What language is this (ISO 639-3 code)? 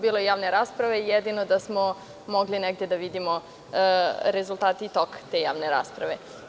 srp